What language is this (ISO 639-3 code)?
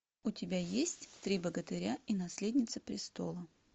rus